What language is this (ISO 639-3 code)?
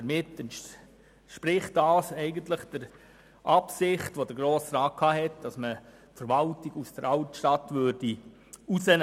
gsw